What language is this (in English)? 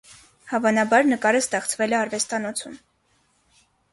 Armenian